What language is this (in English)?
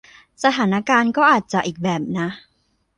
Thai